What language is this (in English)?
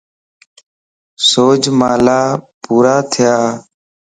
Lasi